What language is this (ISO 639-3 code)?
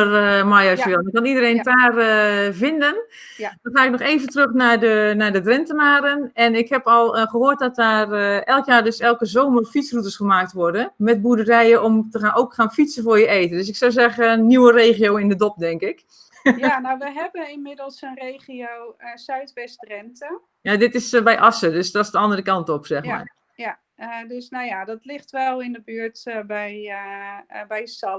nld